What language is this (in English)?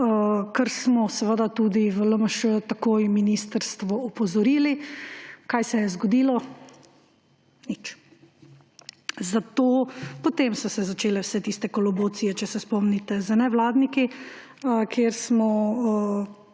Slovenian